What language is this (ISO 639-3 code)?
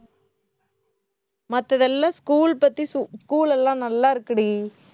tam